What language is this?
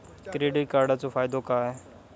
Marathi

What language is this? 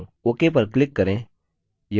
Hindi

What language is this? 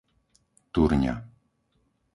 Slovak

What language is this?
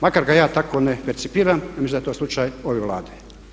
Croatian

